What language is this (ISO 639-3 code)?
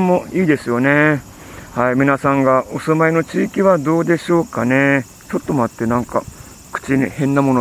jpn